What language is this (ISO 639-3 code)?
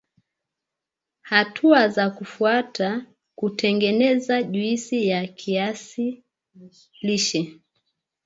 swa